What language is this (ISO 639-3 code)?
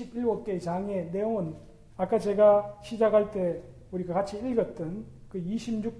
kor